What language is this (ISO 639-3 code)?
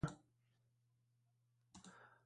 zho